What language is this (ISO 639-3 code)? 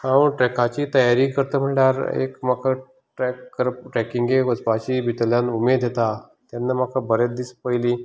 kok